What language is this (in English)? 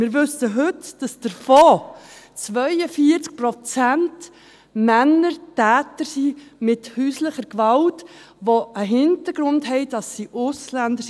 Swiss German